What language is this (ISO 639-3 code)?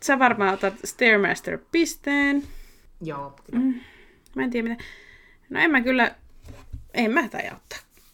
fin